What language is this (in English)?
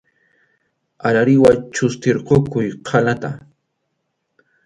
Arequipa-La Unión Quechua